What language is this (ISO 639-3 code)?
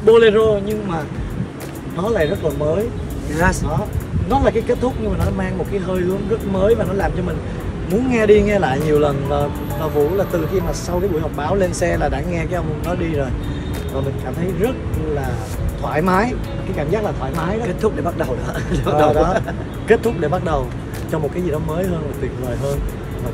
vie